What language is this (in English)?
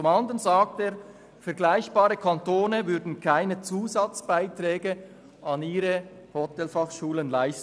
Swiss German